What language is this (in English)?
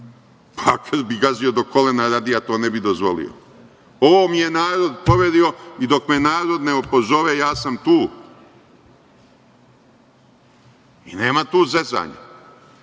Serbian